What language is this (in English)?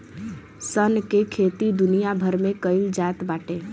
Bhojpuri